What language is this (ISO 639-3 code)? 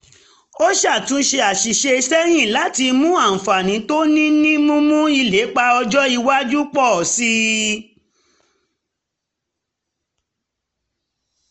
yor